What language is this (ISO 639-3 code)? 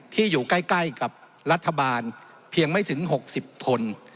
tha